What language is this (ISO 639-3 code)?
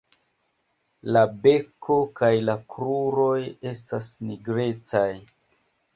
epo